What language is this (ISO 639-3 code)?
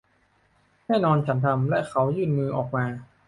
tha